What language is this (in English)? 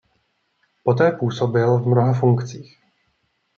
Czech